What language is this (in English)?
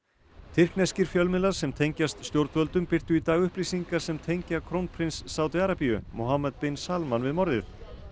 Icelandic